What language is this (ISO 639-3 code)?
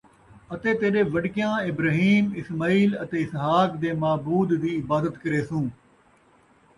skr